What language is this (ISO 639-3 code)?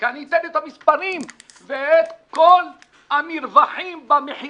heb